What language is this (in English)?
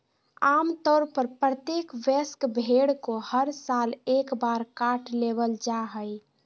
Magahi